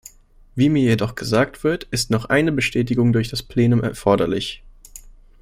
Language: German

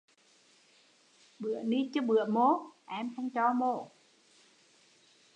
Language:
Vietnamese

